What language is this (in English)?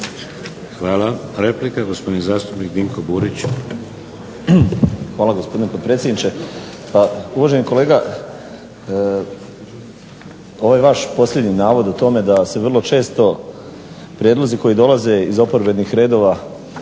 Croatian